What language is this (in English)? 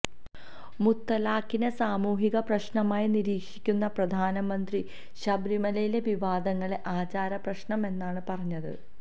Malayalam